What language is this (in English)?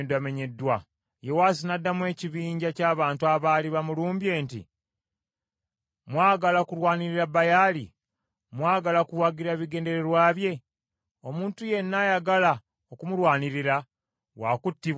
Ganda